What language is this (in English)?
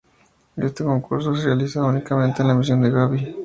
Spanish